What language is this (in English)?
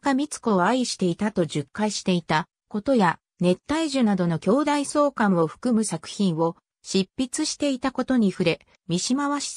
Japanese